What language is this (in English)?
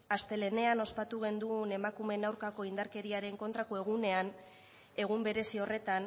Basque